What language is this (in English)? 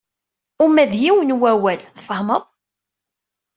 Kabyle